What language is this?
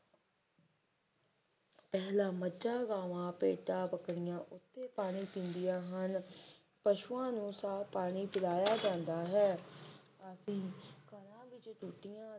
Punjabi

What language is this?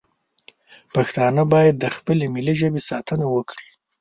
Pashto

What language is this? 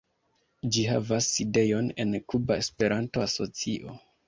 Esperanto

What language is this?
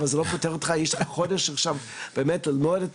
Hebrew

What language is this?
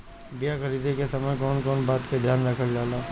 Bhojpuri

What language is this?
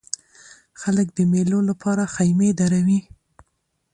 Pashto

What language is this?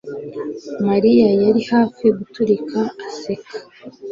Kinyarwanda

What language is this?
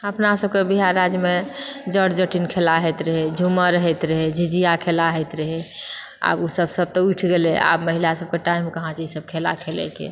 Maithili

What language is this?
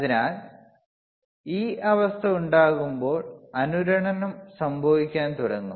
Malayalam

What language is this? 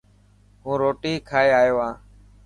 Dhatki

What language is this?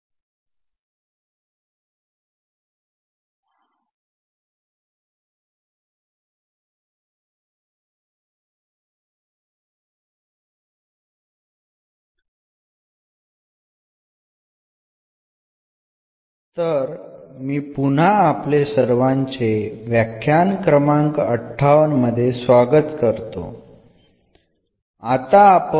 Malayalam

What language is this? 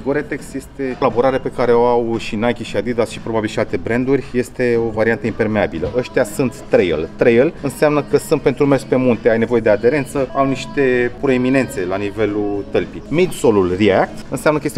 Romanian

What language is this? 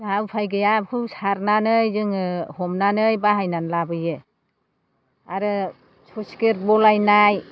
Bodo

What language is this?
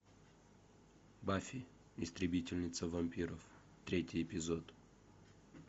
Russian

